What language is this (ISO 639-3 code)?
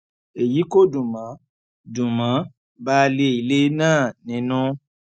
yor